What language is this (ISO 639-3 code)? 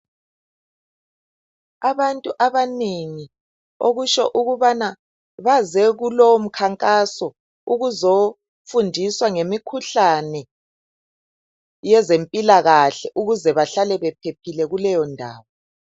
nde